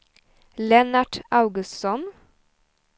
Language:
Swedish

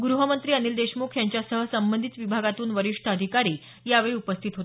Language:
Marathi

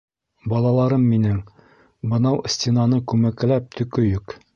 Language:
Bashkir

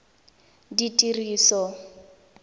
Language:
Tswana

